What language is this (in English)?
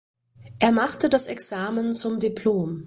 German